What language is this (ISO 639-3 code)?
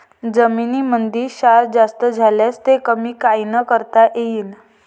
mar